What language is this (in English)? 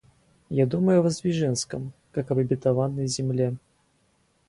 Russian